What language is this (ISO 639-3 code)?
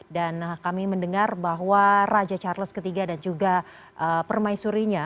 ind